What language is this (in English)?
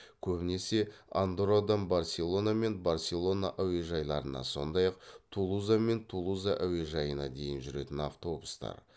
Kazakh